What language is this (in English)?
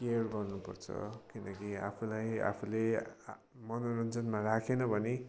Nepali